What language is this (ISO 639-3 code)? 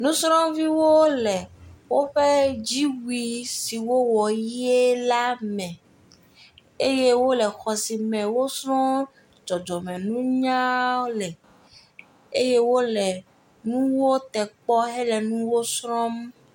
ewe